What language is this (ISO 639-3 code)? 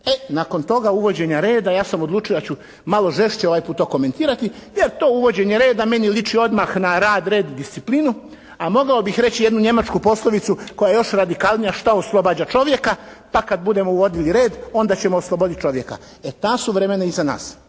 hrv